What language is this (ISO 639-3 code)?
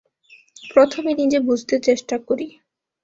ben